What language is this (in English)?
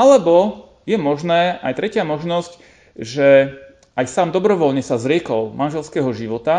Slovak